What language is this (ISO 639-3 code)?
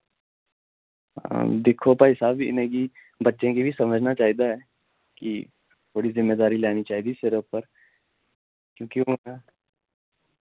doi